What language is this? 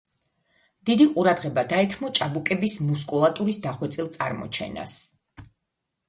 Georgian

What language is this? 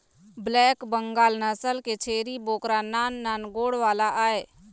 Chhattisgarhi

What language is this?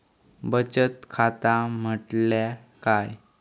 Marathi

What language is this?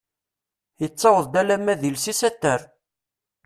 Kabyle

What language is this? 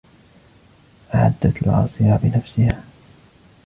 Arabic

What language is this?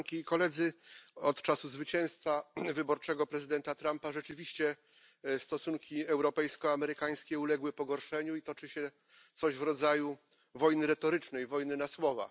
Polish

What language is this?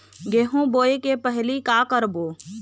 Chhattisgarhi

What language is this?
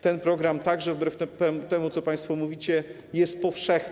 Polish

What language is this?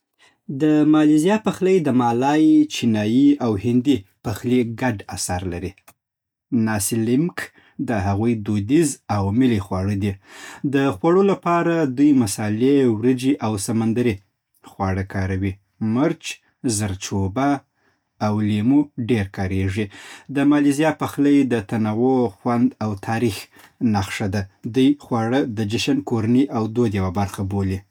Southern Pashto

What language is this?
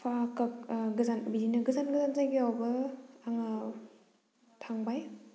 Bodo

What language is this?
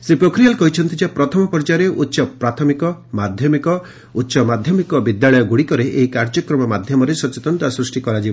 Odia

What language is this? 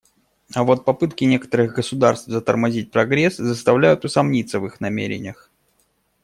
Russian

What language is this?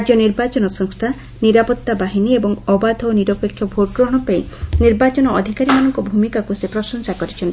Odia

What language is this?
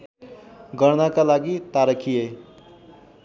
Nepali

